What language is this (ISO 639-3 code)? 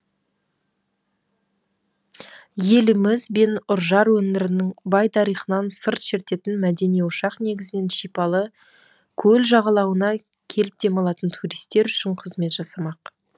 kaz